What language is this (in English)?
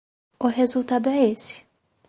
Portuguese